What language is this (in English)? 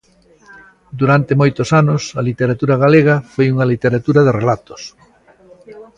Galician